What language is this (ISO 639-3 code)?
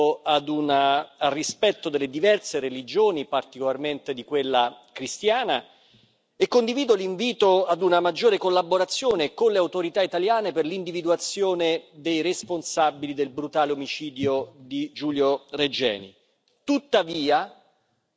ita